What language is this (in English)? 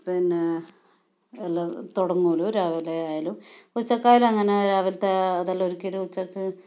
Malayalam